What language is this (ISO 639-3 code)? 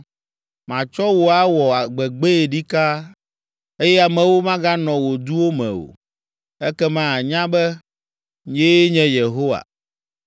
ewe